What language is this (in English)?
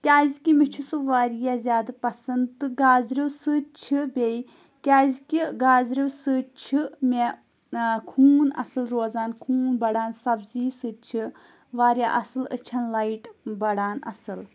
Kashmiri